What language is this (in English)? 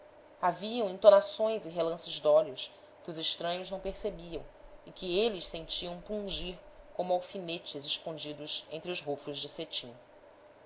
Portuguese